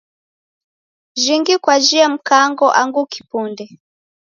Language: Taita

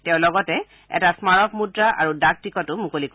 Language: Assamese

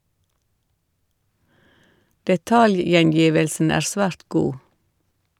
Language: Norwegian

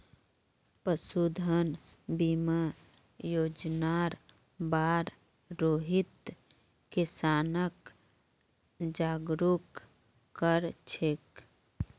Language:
Magahi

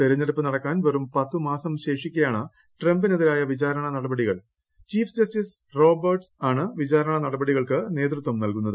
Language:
Malayalam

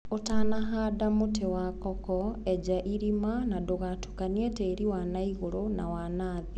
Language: Kikuyu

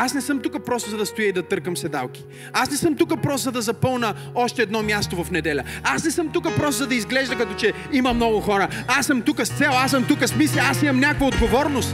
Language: Bulgarian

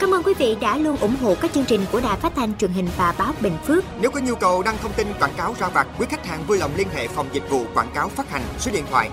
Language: Vietnamese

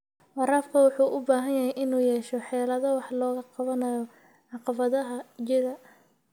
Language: Somali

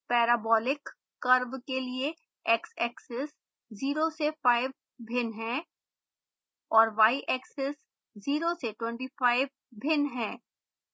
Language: Hindi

